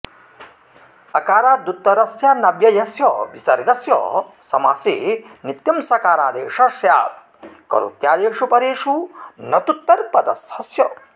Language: Sanskrit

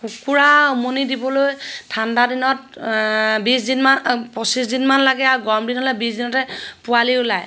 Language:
Assamese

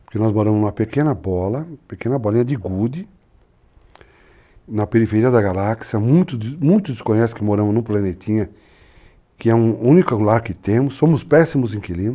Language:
Portuguese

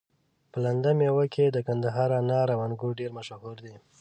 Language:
Pashto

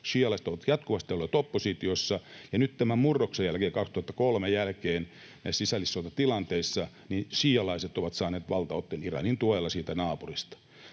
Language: Finnish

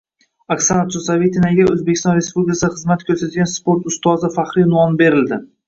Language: Uzbek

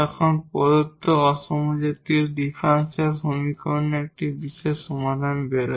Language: Bangla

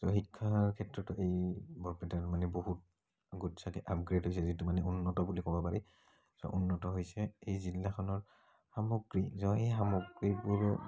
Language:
Assamese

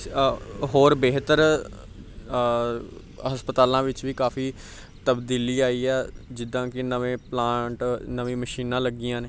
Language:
Punjabi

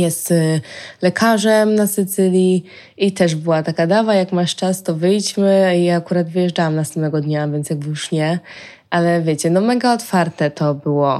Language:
Polish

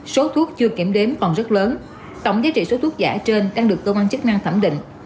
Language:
Vietnamese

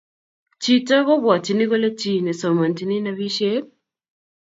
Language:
Kalenjin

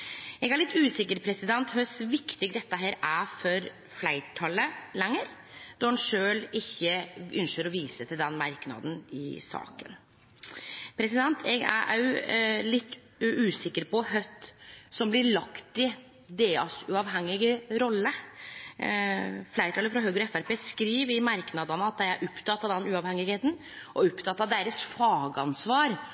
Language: Norwegian Nynorsk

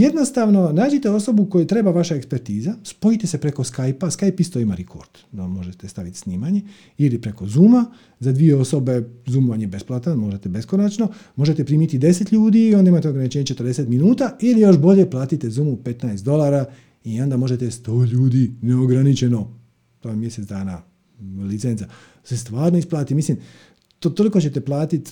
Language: Croatian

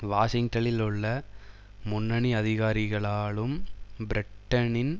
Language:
Tamil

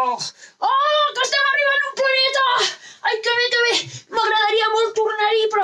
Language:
Spanish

